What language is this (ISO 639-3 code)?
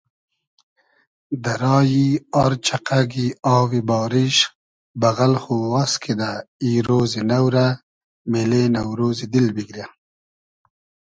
haz